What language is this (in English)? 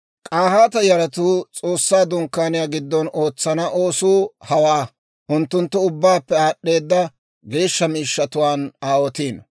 Dawro